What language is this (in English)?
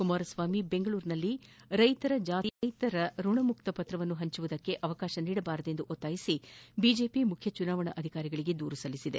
Kannada